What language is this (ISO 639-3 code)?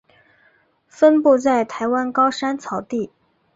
zho